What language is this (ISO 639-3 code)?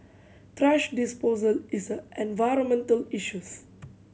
eng